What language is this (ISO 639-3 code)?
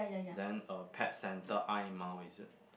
eng